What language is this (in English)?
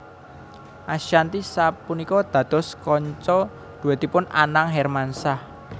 Javanese